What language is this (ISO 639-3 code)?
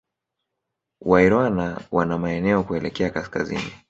swa